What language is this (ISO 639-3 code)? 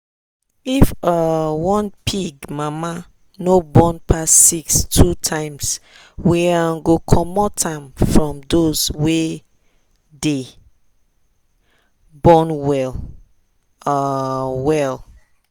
pcm